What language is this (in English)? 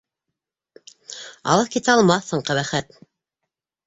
Bashkir